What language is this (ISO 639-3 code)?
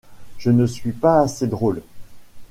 fra